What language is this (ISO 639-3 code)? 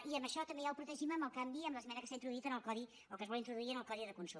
cat